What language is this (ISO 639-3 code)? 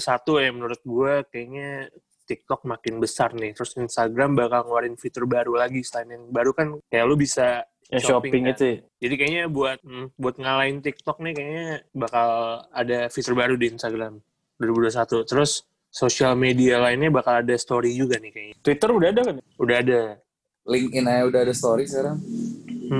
ind